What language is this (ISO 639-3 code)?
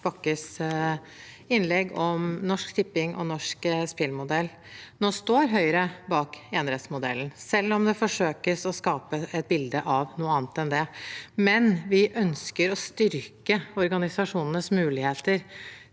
nor